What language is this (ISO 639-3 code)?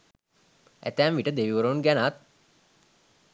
sin